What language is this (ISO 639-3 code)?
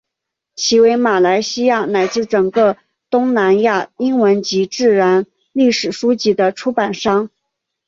zho